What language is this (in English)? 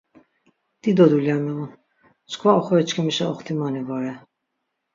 Laz